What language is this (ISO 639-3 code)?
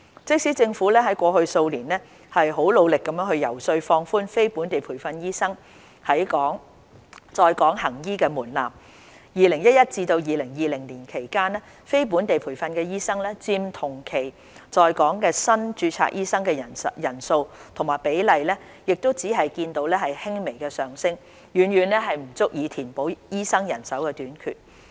yue